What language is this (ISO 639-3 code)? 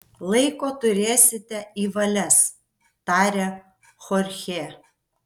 lit